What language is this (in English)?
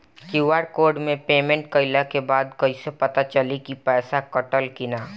Bhojpuri